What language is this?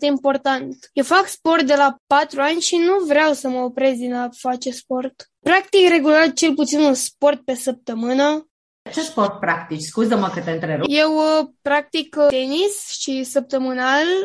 Romanian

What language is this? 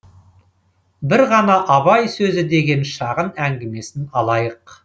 Kazakh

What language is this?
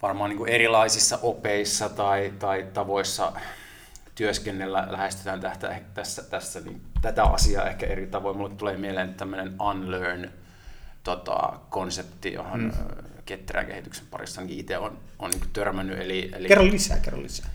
Finnish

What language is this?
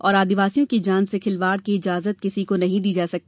Hindi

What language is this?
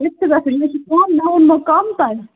Kashmiri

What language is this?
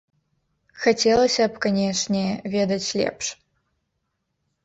Belarusian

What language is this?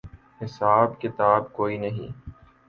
Urdu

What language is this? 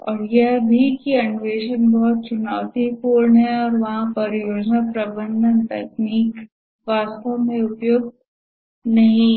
Hindi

